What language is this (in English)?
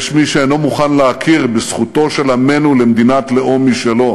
Hebrew